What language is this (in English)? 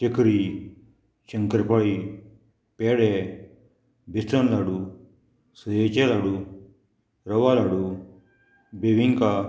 Konkani